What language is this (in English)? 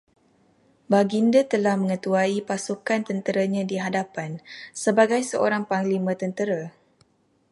Malay